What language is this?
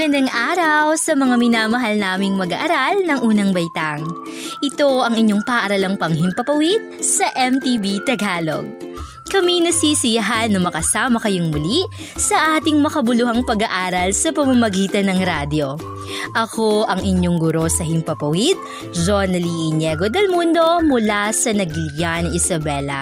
Filipino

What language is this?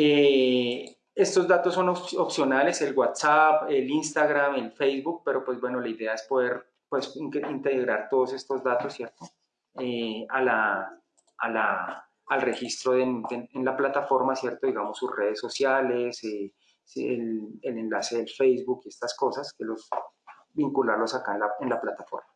Spanish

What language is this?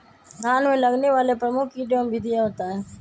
Magahi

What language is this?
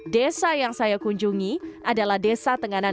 Indonesian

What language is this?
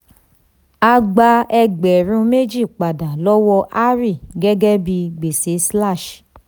Yoruba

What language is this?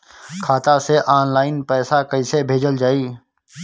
Bhojpuri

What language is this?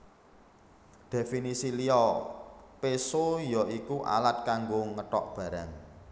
Javanese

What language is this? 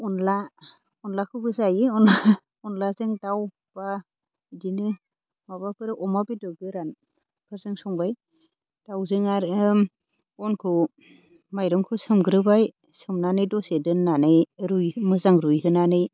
Bodo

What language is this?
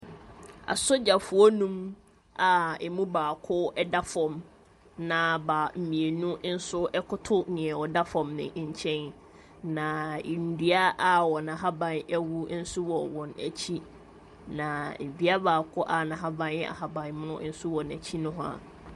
Akan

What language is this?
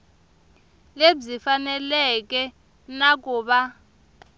Tsonga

